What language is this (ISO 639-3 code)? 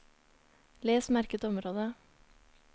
nor